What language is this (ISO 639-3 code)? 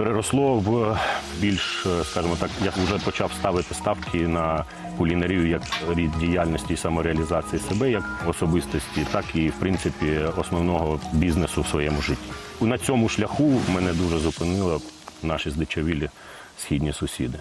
ukr